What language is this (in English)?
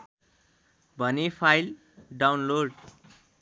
Nepali